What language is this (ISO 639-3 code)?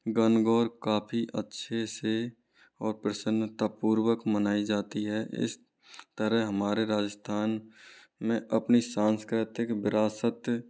hin